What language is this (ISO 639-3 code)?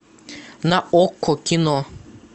rus